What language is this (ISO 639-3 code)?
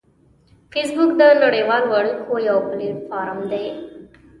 pus